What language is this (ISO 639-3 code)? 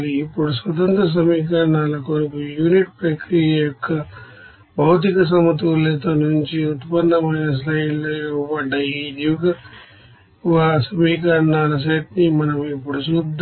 tel